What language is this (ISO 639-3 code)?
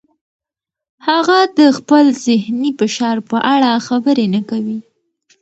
pus